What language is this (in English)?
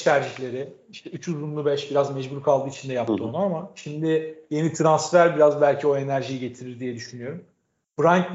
Turkish